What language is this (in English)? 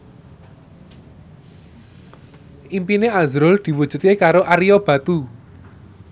Javanese